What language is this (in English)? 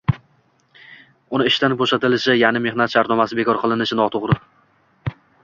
Uzbek